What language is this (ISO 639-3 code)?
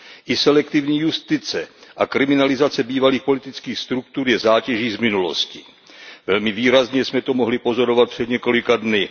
ces